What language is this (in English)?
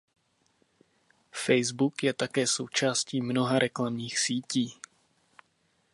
Czech